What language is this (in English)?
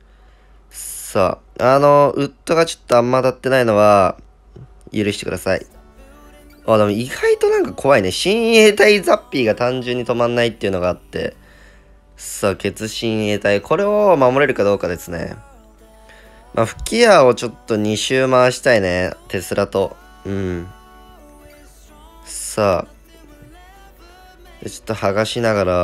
Japanese